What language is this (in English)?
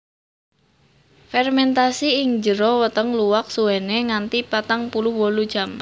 Javanese